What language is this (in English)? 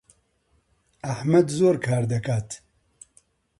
Central Kurdish